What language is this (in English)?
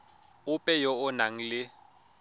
Tswana